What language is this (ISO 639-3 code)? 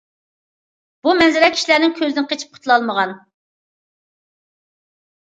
uig